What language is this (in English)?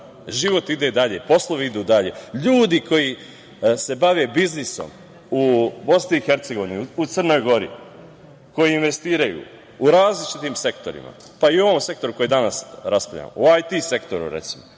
Serbian